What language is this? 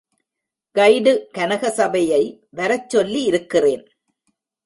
Tamil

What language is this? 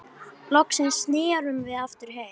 Icelandic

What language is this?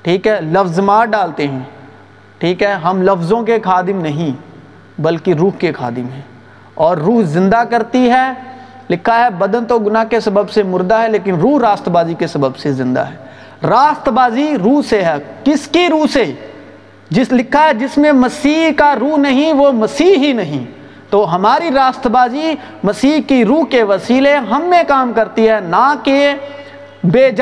Urdu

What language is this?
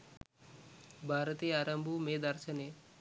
Sinhala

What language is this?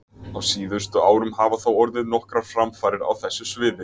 Icelandic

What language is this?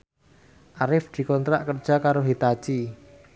Javanese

